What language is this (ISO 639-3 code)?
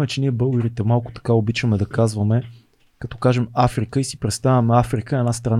bul